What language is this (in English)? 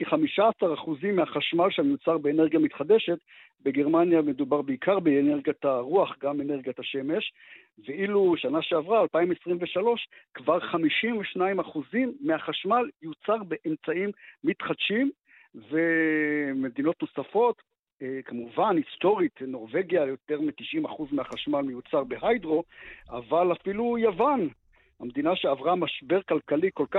Hebrew